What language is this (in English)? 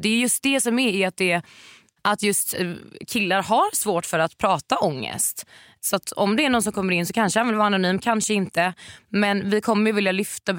Swedish